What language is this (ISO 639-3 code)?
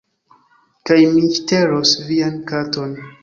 epo